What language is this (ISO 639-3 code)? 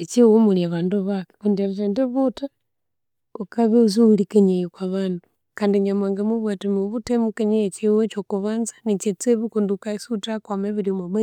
koo